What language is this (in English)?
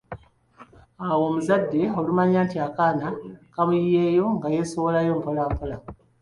Ganda